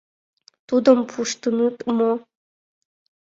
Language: Mari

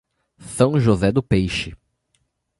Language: Portuguese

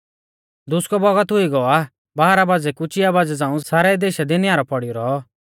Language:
Mahasu Pahari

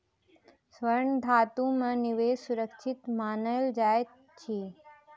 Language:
Maithili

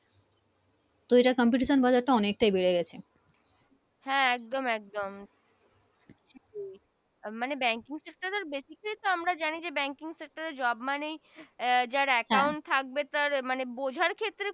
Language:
Bangla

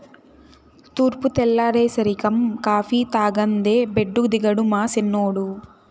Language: Telugu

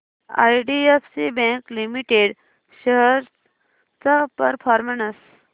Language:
Marathi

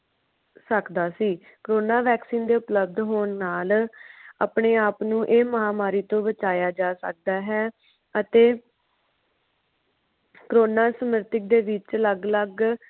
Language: Punjabi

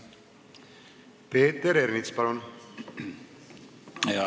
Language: Estonian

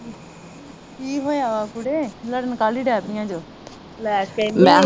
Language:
Punjabi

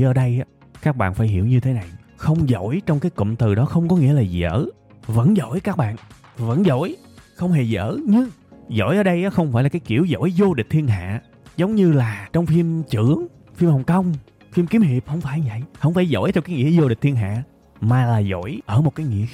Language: Vietnamese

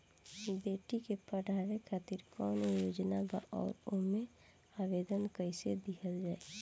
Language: Bhojpuri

